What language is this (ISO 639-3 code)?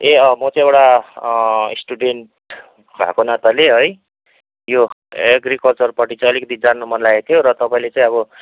nep